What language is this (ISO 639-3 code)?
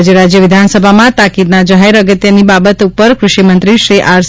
guj